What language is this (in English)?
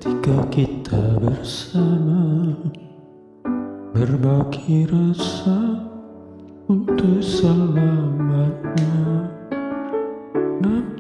Spanish